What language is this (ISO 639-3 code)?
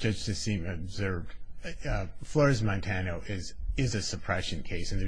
eng